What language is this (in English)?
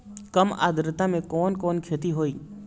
Bhojpuri